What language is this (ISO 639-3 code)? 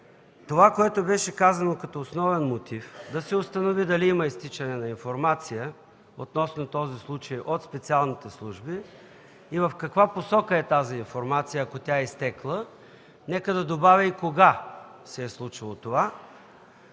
bul